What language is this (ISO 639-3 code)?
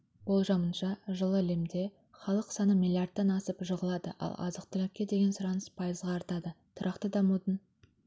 kaz